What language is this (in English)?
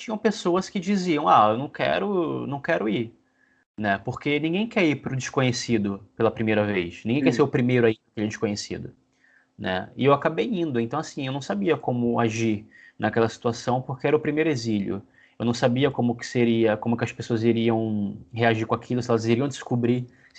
Portuguese